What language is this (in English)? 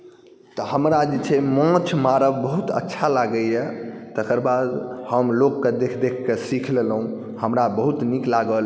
Maithili